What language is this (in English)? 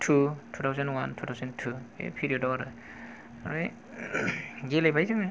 Bodo